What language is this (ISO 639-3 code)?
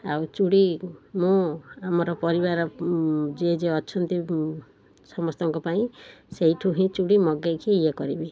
ori